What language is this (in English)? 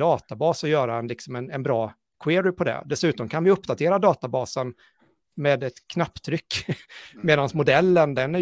Swedish